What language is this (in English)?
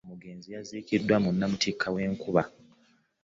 Ganda